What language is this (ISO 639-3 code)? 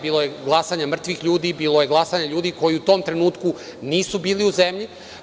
srp